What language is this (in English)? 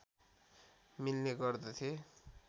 Nepali